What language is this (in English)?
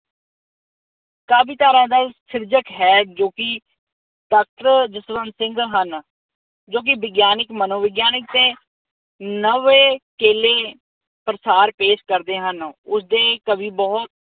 Punjabi